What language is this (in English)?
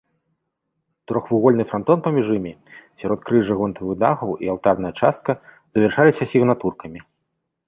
Belarusian